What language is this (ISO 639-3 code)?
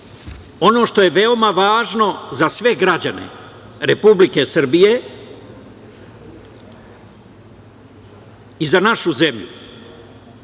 srp